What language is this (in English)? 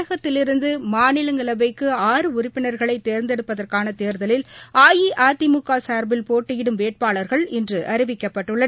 Tamil